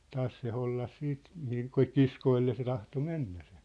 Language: Finnish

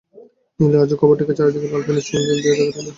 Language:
Bangla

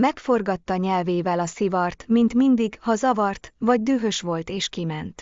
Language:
Hungarian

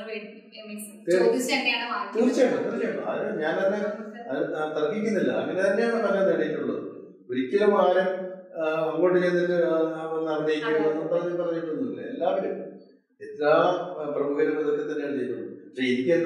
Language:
Malayalam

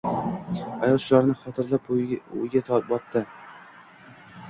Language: Uzbek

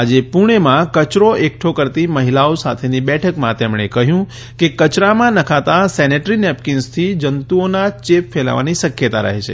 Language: Gujarati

